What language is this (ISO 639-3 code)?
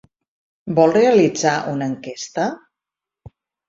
cat